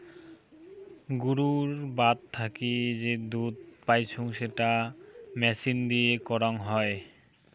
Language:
Bangla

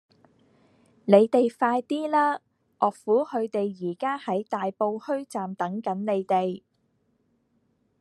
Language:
Cantonese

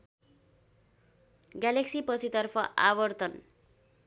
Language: Nepali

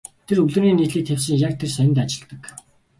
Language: Mongolian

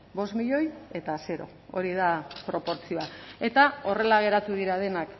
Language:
Basque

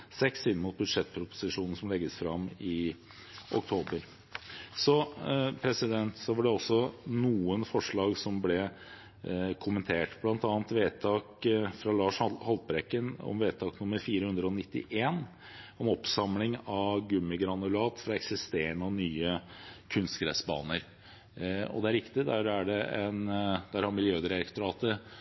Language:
Norwegian Bokmål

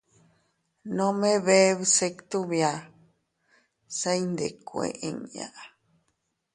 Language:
Teutila Cuicatec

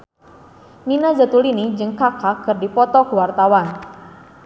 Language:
Sundanese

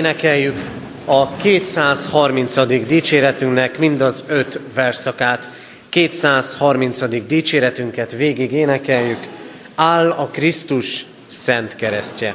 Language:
Hungarian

